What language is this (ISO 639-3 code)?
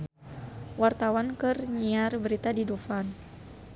sun